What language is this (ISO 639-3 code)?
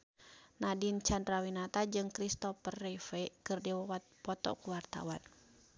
sun